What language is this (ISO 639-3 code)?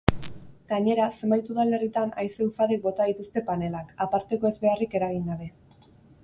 eus